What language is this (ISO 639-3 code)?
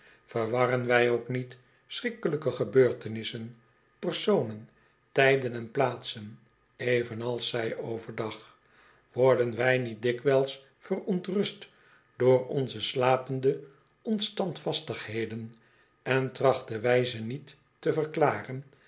nld